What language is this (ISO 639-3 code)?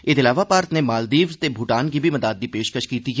doi